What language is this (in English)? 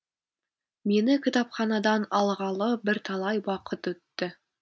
Kazakh